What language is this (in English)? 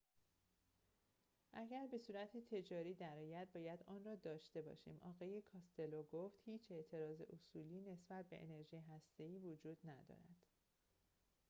Persian